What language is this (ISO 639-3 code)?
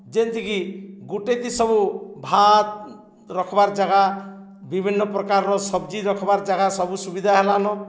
ori